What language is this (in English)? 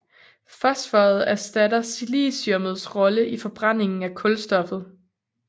Danish